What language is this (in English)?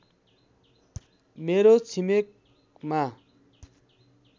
Nepali